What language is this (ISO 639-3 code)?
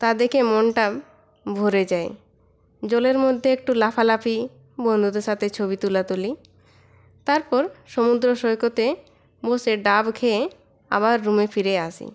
ben